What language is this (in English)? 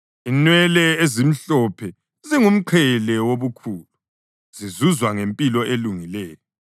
North Ndebele